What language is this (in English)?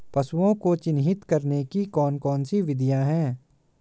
Hindi